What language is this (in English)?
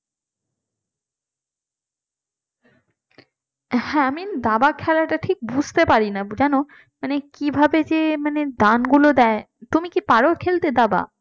Bangla